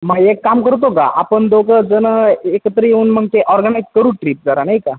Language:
Marathi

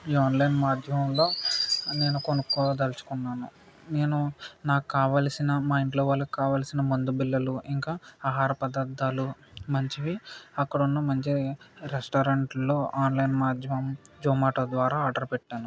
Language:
Telugu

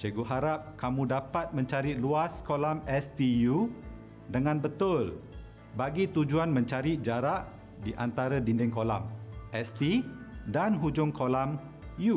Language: Malay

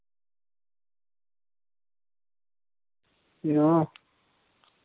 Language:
Dogri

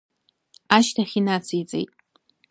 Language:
Abkhazian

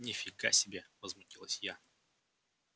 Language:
Russian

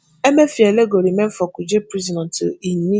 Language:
Nigerian Pidgin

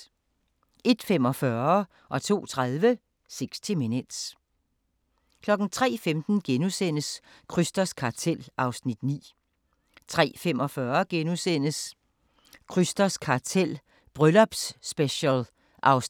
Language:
Danish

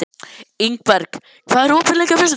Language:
Icelandic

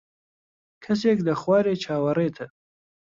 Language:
Central Kurdish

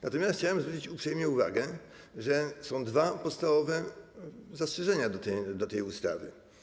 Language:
Polish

